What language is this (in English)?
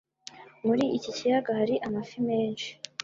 Kinyarwanda